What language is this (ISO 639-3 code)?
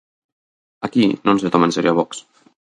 glg